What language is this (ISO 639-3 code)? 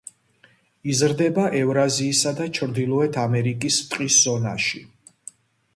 kat